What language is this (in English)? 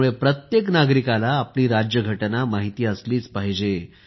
Marathi